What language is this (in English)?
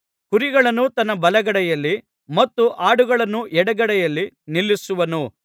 Kannada